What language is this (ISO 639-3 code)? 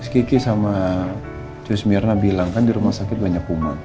ind